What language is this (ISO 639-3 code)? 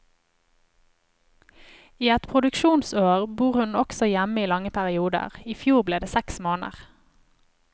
nor